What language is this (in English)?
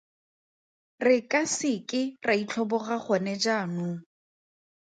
Tswana